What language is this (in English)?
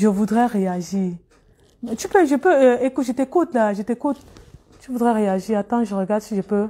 French